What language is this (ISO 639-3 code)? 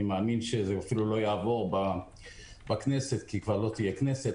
heb